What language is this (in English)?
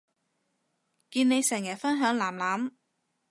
Cantonese